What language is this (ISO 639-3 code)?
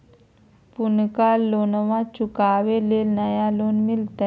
mag